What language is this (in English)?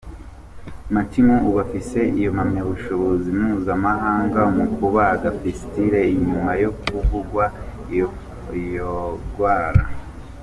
Kinyarwanda